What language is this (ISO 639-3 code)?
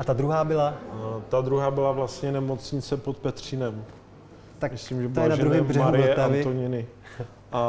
ces